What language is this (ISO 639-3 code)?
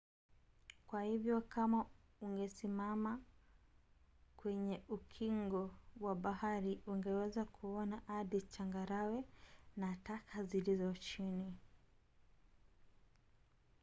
swa